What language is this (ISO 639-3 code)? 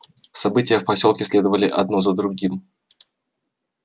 rus